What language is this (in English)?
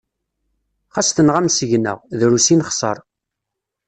Kabyle